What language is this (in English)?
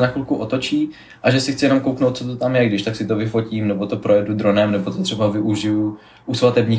Czech